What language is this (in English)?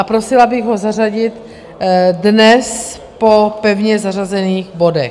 Czech